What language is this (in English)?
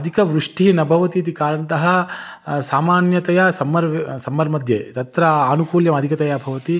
Sanskrit